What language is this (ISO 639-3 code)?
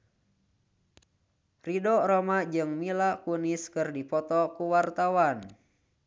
sun